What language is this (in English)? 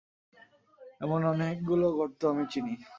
Bangla